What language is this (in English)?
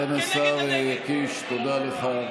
Hebrew